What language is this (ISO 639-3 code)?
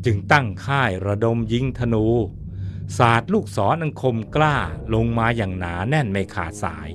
tha